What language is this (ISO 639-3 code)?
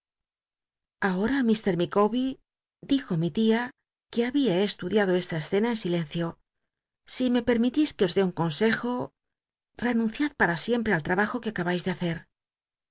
spa